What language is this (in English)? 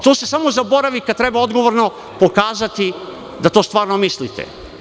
Serbian